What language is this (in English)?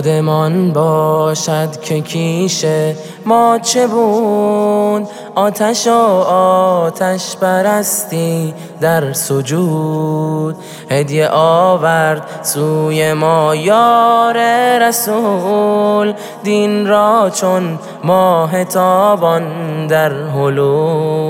Persian